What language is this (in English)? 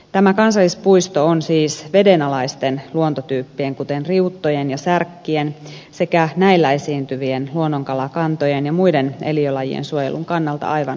Finnish